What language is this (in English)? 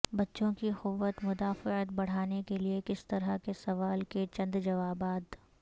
Urdu